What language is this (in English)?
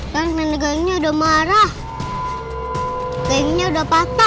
Indonesian